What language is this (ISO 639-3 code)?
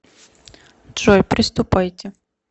rus